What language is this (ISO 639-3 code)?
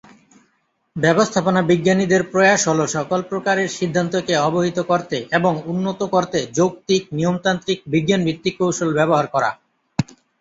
ben